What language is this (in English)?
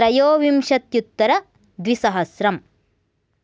Sanskrit